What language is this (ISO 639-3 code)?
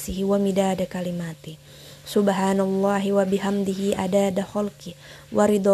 ind